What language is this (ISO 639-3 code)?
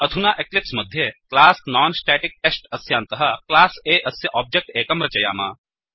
san